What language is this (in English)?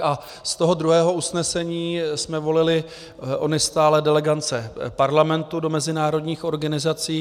Czech